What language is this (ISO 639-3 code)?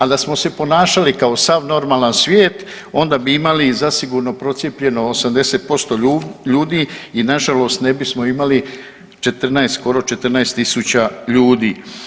hrv